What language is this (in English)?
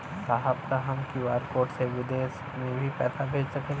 Bhojpuri